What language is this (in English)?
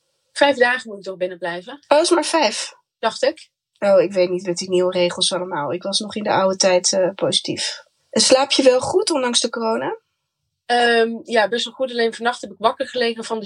Dutch